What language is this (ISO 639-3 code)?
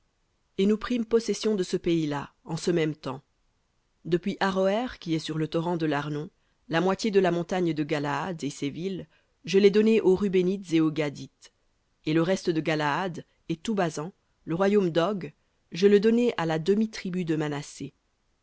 fra